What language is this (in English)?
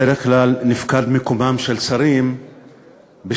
Hebrew